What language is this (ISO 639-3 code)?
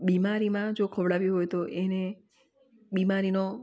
guj